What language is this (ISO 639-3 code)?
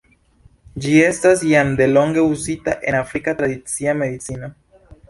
epo